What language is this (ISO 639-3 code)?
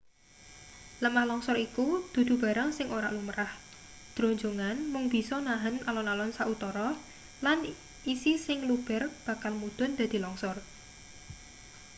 jav